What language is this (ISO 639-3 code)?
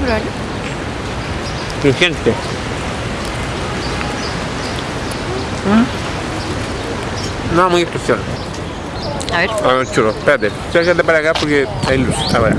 spa